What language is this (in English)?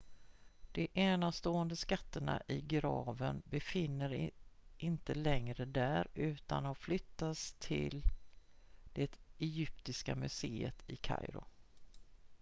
Swedish